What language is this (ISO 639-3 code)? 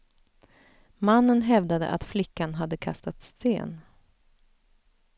swe